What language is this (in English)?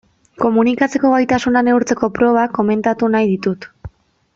Basque